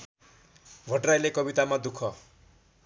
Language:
Nepali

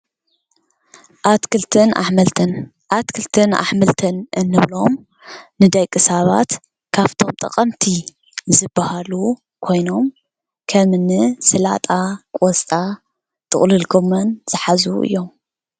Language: Tigrinya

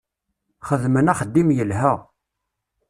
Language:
Kabyle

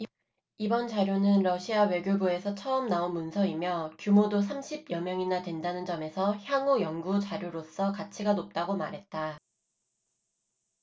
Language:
Korean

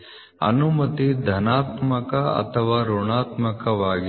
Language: Kannada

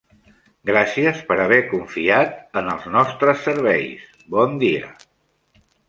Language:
Catalan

